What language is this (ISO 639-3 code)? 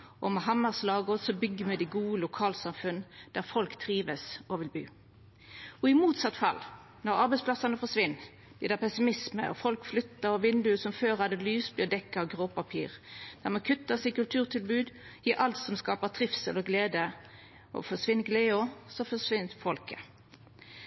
nno